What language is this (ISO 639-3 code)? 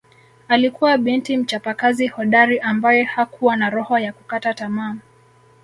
swa